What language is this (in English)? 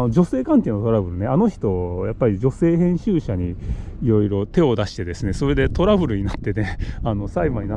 Japanese